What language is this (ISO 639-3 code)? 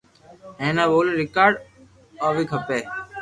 lrk